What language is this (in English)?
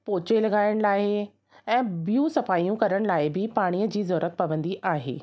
Sindhi